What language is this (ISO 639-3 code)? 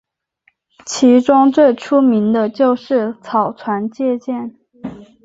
zho